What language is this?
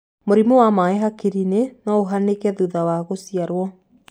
Kikuyu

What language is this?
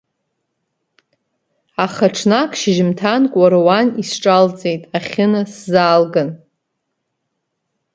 Abkhazian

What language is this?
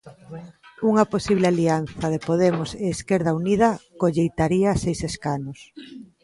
Galician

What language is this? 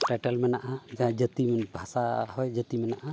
Santali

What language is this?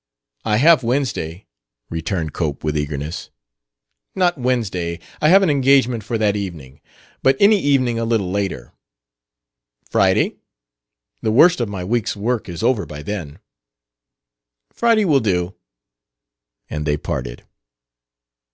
English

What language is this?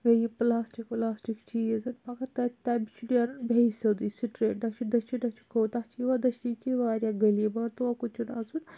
Kashmiri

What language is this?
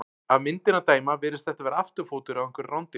Icelandic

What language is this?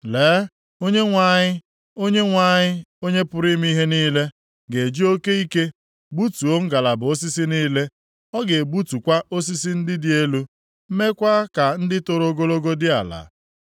Igbo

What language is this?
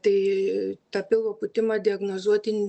Lithuanian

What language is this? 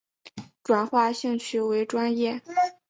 Chinese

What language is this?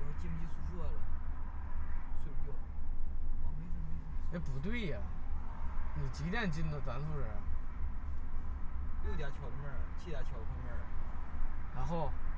Chinese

